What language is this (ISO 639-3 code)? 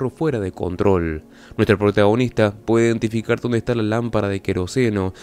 spa